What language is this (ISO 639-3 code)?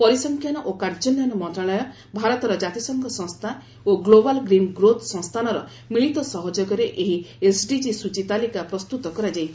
ori